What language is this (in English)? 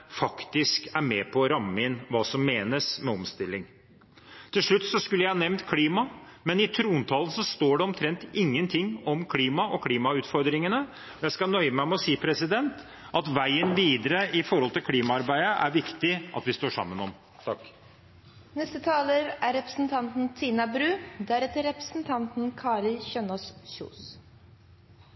Norwegian Bokmål